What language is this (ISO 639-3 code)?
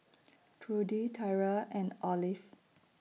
eng